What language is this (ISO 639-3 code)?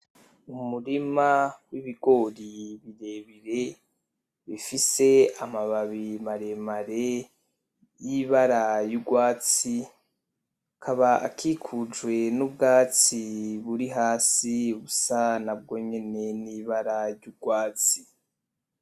run